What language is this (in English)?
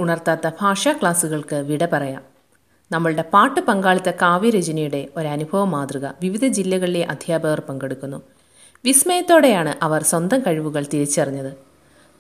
Malayalam